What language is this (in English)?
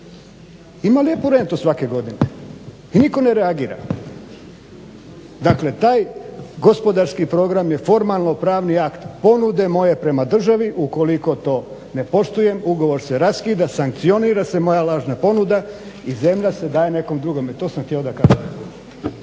Croatian